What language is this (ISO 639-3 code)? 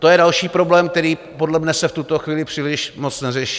ces